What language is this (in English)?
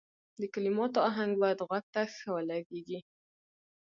Pashto